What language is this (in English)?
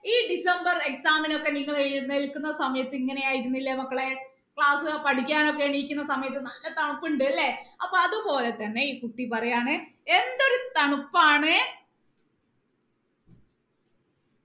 Malayalam